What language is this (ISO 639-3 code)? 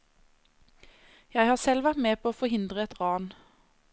nor